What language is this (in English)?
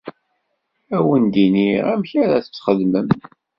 Kabyle